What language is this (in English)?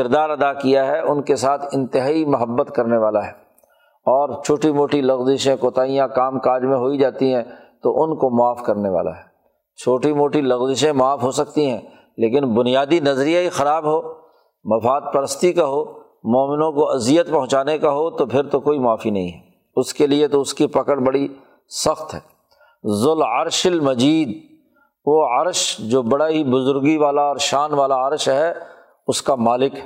Urdu